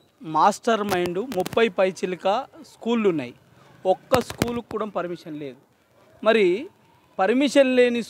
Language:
Telugu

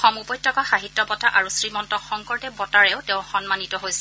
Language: Assamese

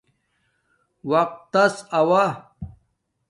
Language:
Domaaki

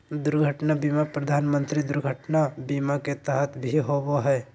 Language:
Magahi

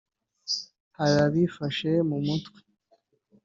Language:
Kinyarwanda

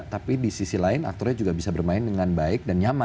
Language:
Indonesian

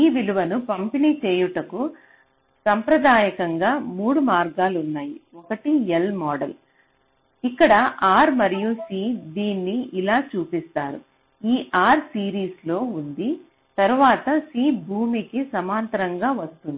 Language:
Telugu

